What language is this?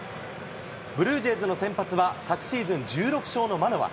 Japanese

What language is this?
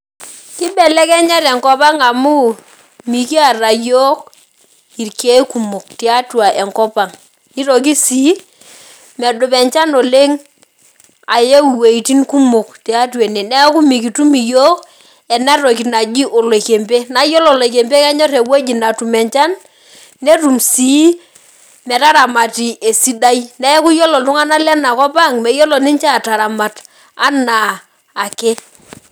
Masai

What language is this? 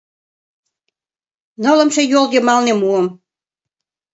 Mari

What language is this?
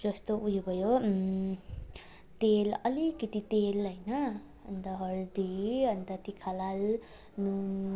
Nepali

